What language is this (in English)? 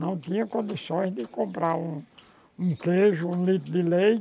Portuguese